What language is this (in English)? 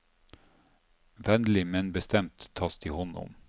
Norwegian